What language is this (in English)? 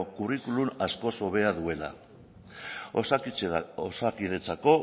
Basque